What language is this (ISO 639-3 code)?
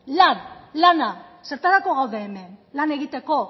eus